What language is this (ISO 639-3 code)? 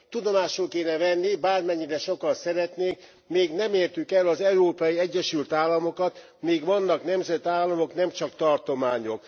hun